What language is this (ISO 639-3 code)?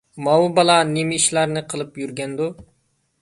uig